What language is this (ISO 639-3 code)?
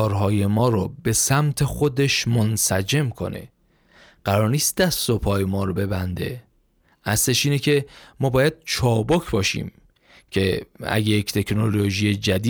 fas